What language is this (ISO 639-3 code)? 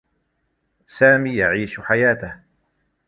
ara